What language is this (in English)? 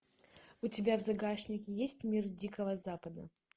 Russian